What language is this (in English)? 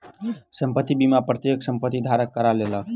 Maithili